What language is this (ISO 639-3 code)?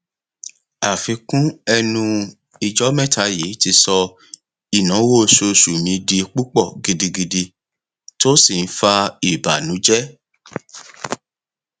yor